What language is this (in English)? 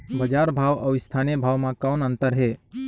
Chhattisgarhi